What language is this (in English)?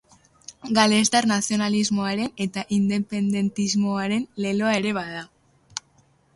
Basque